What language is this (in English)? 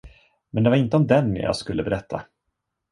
Swedish